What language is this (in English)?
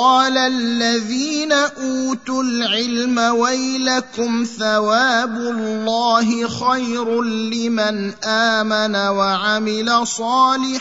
Arabic